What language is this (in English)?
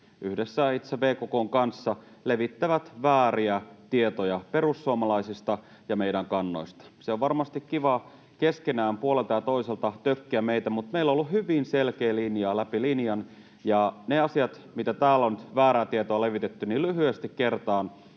Finnish